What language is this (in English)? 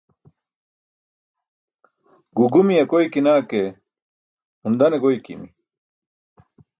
Burushaski